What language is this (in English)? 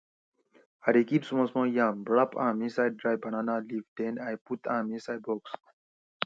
Nigerian Pidgin